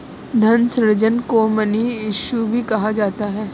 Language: Hindi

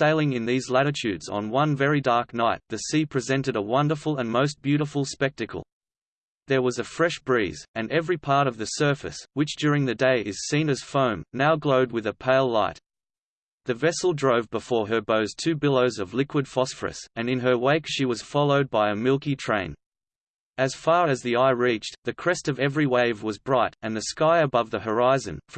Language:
English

